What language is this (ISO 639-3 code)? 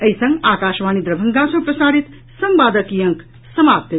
mai